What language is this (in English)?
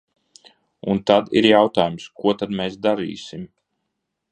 Latvian